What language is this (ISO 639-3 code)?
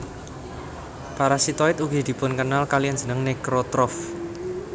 jav